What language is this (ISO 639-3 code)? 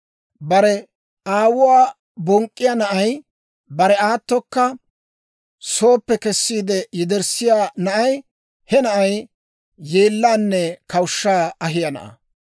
dwr